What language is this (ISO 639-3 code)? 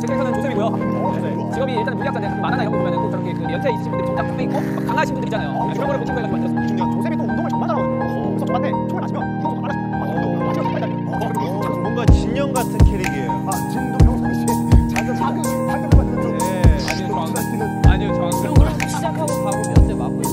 kor